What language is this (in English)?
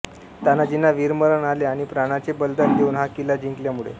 Marathi